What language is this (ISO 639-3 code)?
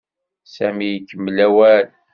kab